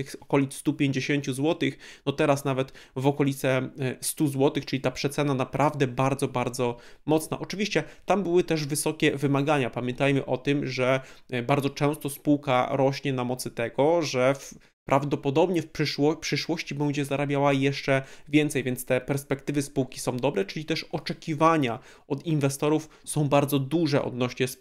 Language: Polish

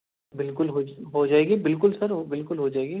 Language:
Urdu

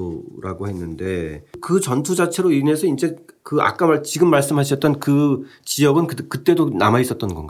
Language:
Korean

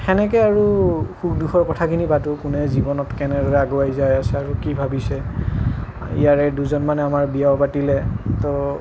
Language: Assamese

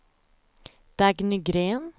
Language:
Swedish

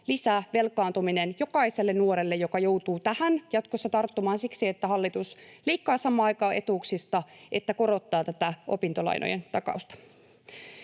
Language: Finnish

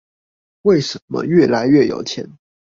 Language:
Chinese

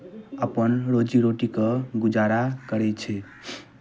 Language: Maithili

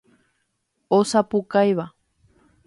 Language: Guarani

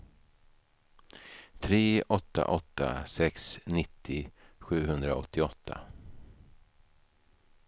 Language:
Swedish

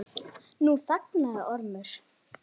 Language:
Icelandic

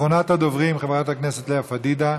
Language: Hebrew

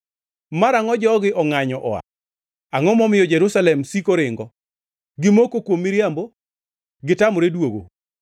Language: Luo (Kenya and Tanzania)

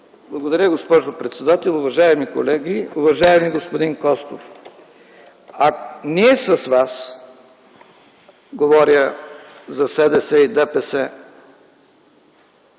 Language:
Bulgarian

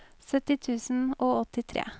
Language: Norwegian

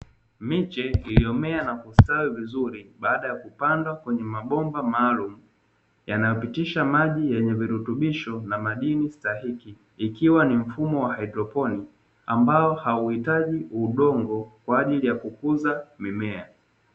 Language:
Swahili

